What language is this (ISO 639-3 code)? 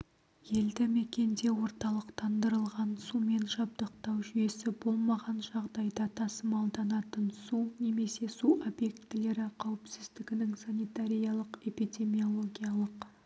kaz